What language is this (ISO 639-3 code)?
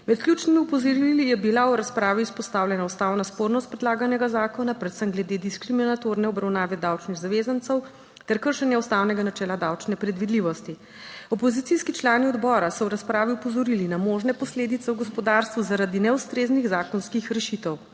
slv